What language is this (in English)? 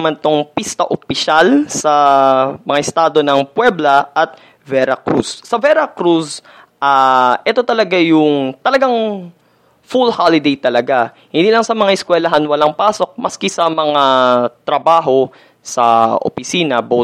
Filipino